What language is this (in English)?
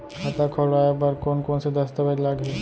Chhattisgarhi